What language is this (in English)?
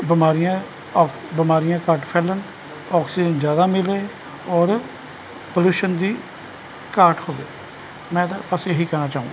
Punjabi